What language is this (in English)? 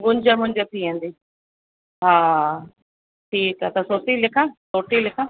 Sindhi